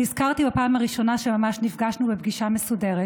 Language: Hebrew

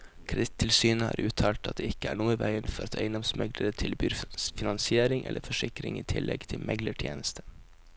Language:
Norwegian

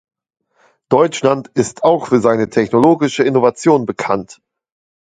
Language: German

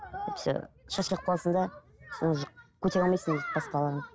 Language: Kazakh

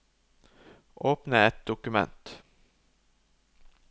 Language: Norwegian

